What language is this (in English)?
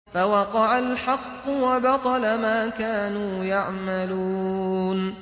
Arabic